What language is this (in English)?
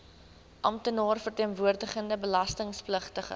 Afrikaans